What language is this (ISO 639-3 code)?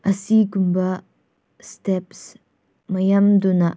mni